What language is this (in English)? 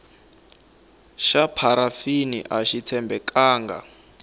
Tsonga